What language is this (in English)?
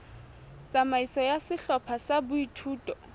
Southern Sotho